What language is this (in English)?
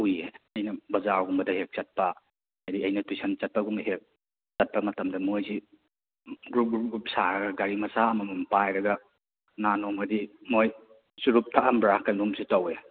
Manipuri